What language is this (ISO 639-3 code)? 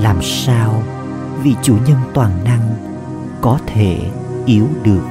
vie